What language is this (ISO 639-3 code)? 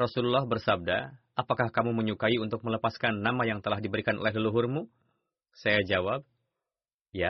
ind